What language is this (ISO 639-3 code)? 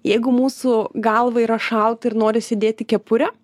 lit